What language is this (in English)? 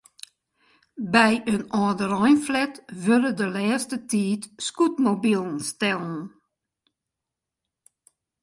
Western Frisian